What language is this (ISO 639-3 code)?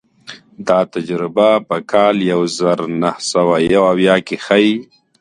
pus